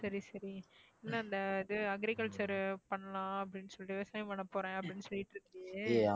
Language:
Tamil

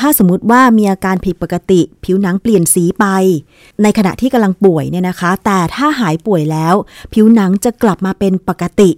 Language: Thai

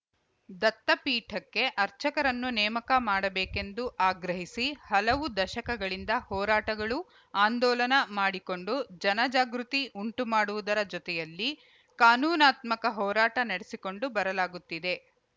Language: Kannada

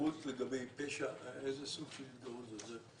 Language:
Hebrew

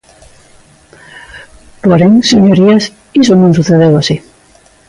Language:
Galician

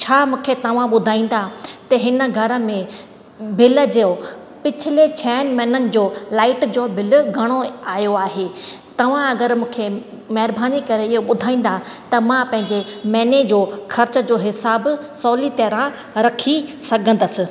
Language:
Sindhi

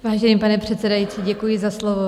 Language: Czech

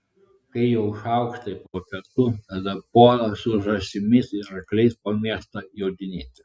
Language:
Lithuanian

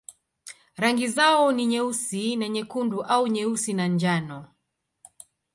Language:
Swahili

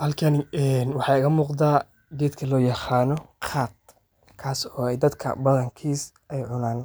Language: Somali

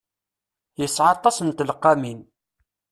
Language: Kabyle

